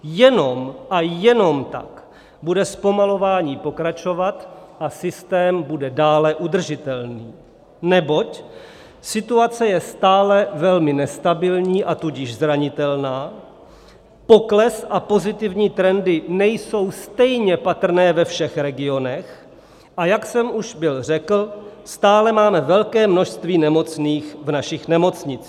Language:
Czech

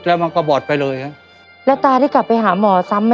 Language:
Thai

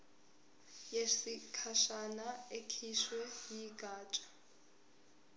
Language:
Zulu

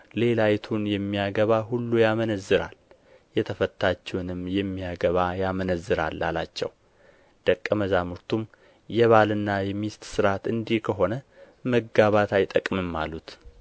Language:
Amharic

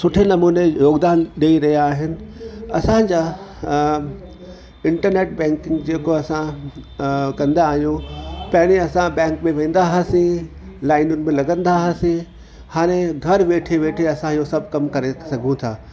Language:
Sindhi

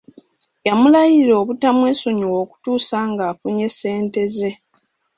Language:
Ganda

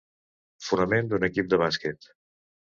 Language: Catalan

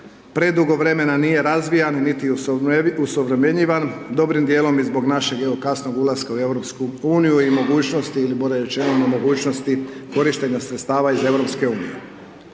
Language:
Croatian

